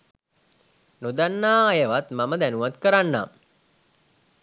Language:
Sinhala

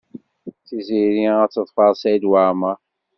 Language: Kabyle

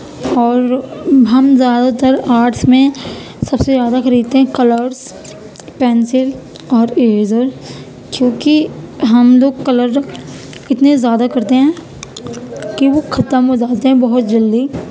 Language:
Urdu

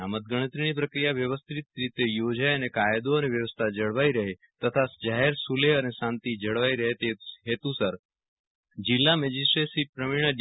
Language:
Gujarati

